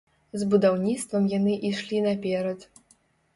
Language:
Belarusian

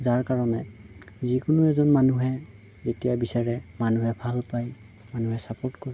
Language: Assamese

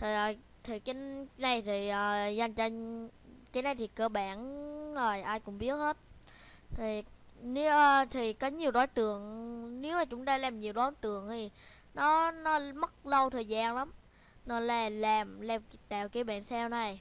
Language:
Vietnamese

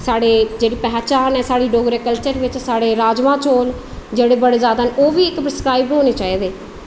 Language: Dogri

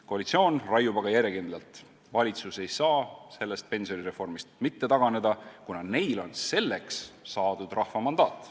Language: Estonian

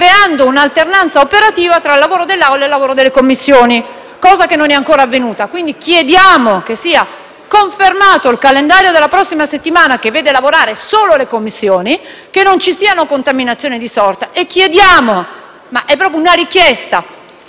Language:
Italian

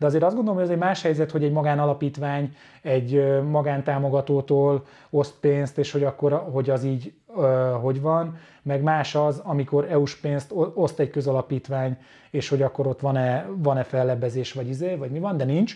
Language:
Hungarian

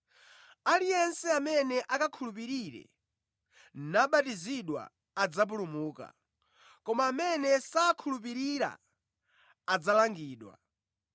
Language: Nyanja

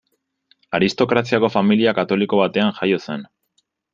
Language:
Basque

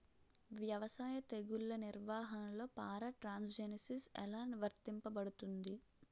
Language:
Telugu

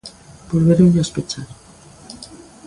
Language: Galician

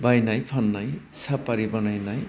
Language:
Bodo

